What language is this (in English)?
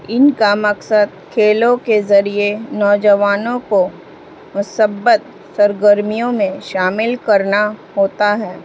Urdu